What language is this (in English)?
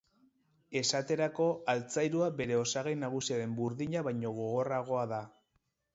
Basque